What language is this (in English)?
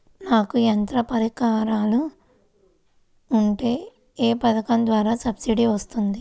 Telugu